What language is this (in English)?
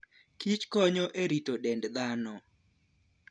Luo (Kenya and Tanzania)